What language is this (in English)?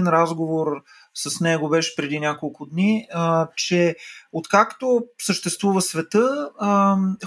Bulgarian